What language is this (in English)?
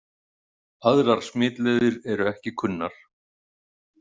Icelandic